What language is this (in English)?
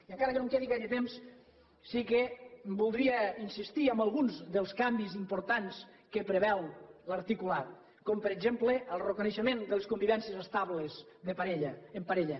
Catalan